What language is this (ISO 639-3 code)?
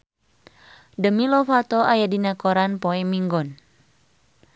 sun